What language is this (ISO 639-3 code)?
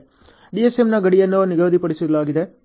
kan